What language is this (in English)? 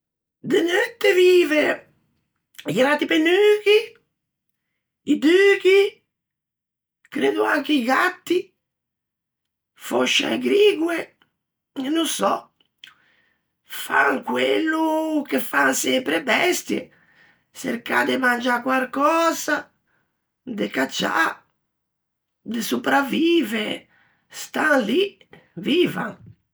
Ligurian